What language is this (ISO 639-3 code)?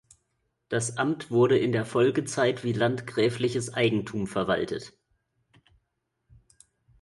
deu